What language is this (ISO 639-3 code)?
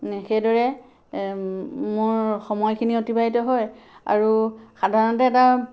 asm